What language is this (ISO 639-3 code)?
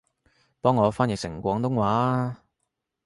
yue